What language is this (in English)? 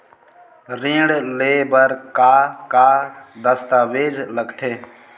Chhattisgarhi